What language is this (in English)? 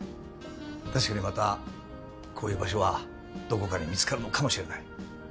Japanese